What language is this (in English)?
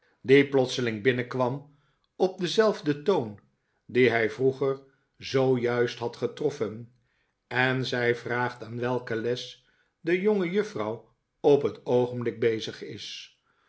Dutch